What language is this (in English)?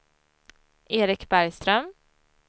Swedish